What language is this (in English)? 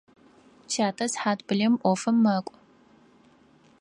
Adyghe